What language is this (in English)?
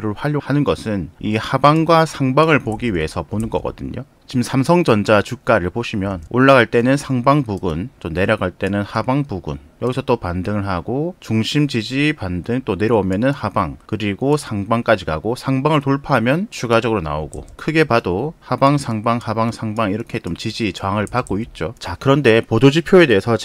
Korean